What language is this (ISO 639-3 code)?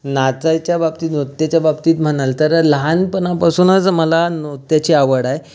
mar